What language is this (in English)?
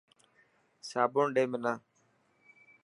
Dhatki